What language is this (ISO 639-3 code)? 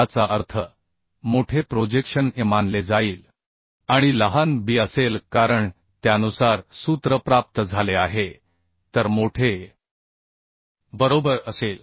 mar